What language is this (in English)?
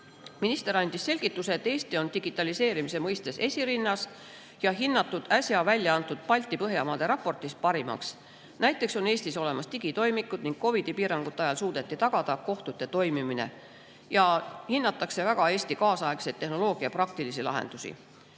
Estonian